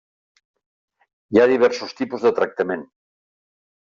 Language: Catalan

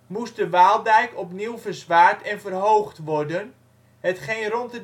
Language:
Dutch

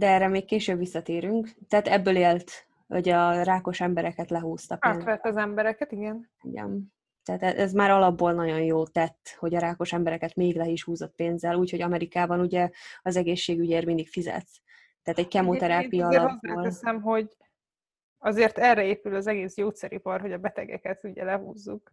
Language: Hungarian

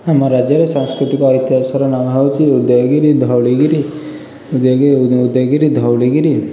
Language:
Odia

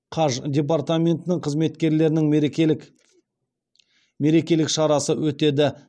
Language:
Kazakh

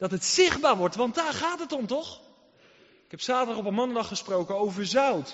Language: Dutch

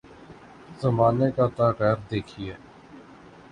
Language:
Urdu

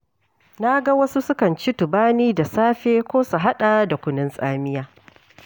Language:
Hausa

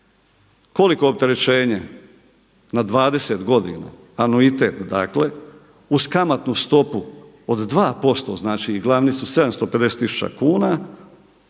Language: Croatian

